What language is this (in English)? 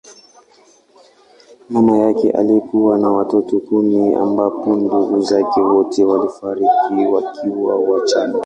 Swahili